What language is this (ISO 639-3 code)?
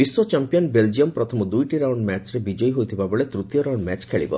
ori